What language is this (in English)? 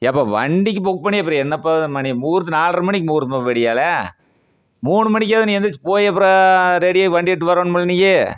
Tamil